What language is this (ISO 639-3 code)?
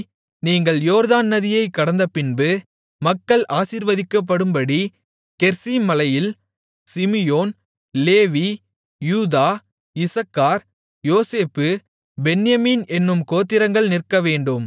tam